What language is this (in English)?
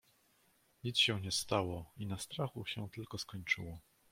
Polish